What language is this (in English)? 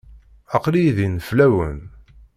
Kabyle